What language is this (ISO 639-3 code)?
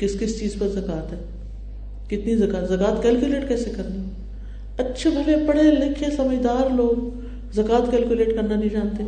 urd